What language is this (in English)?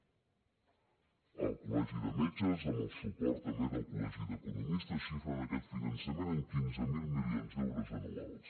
Catalan